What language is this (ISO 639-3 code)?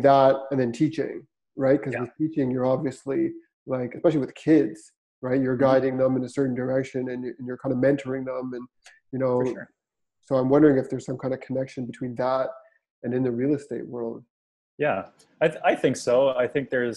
eng